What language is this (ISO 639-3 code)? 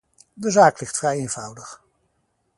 nld